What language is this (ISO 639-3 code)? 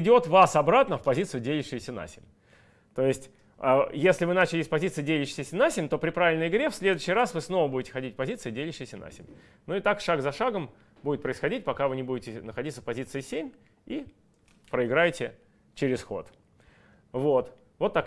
rus